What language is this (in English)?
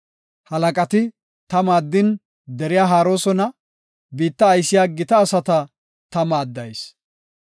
Gofa